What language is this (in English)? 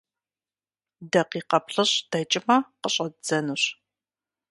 Kabardian